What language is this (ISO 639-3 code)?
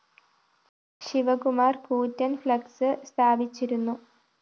mal